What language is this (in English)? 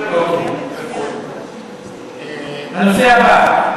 Hebrew